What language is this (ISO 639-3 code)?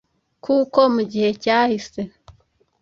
kin